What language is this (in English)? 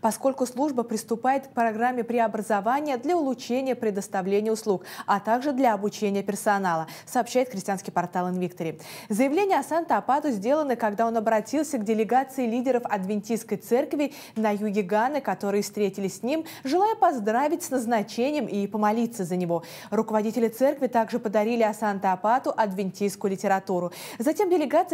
Russian